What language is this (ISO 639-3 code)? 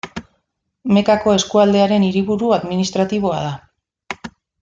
eus